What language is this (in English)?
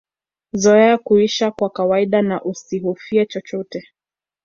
Swahili